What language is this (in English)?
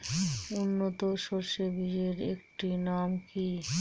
Bangla